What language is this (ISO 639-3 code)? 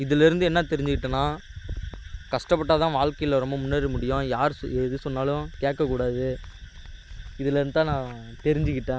tam